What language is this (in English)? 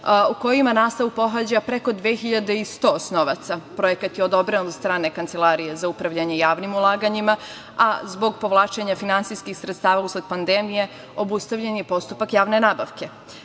Serbian